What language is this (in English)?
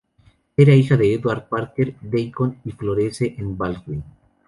Spanish